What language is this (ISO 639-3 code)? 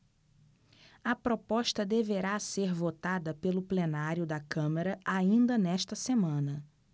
por